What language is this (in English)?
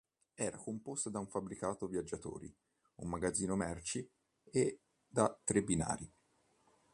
Italian